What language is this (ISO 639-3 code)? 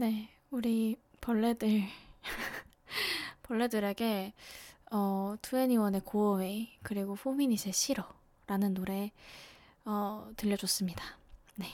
kor